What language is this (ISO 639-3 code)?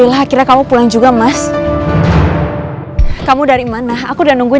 ind